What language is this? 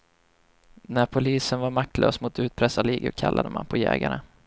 Swedish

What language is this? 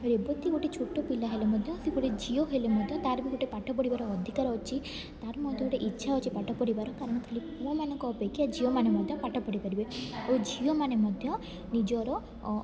Odia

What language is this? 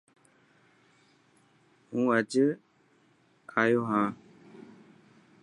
Dhatki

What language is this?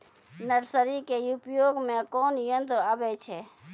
Maithili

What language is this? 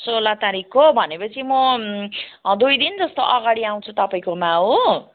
Nepali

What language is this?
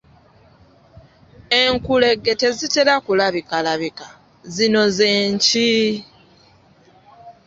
Ganda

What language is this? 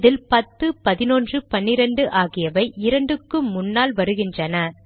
Tamil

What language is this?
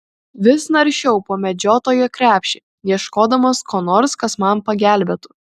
Lithuanian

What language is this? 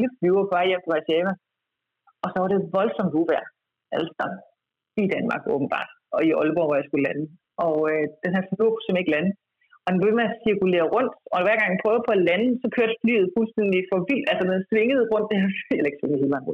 Danish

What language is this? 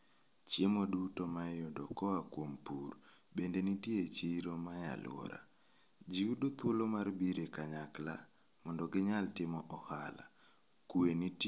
Luo (Kenya and Tanzania)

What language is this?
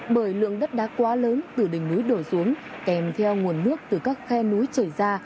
Vietnamese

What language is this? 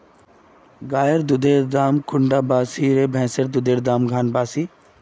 Magahi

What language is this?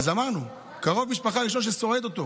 Hebrew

